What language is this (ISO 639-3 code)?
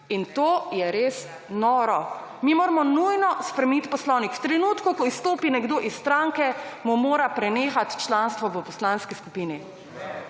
slv